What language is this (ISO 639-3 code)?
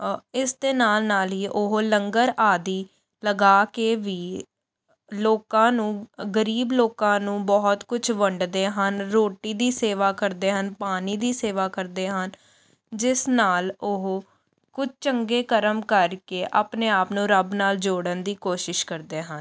pan